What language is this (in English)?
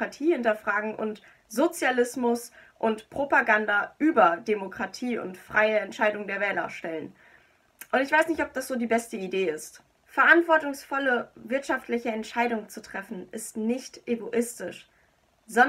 German